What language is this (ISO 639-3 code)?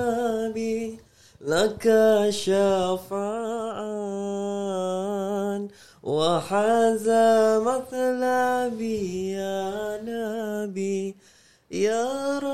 msa